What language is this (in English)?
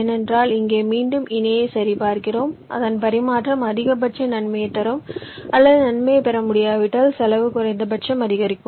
Tamil